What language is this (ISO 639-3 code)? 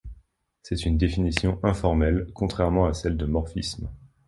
fra